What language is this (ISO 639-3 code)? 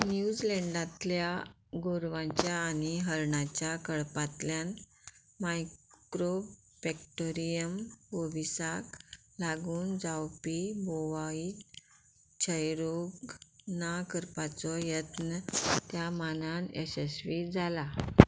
kok